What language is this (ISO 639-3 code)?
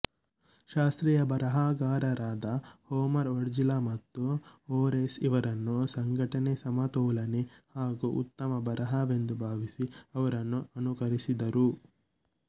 kan